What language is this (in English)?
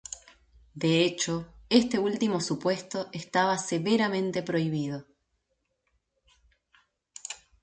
Spanish